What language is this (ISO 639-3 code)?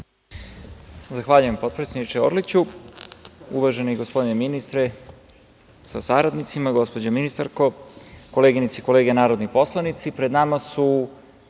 srp